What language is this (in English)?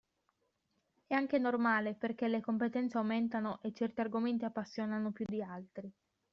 Italian